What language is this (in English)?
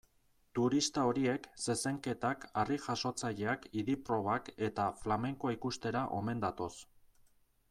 Basque